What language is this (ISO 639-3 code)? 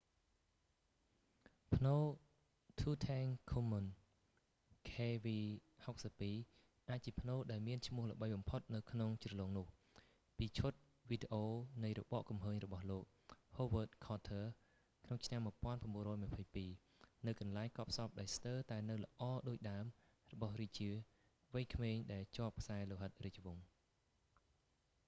khm